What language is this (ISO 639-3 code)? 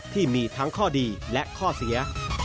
tha